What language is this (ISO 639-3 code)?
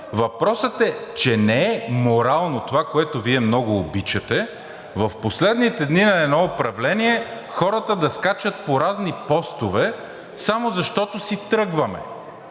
bul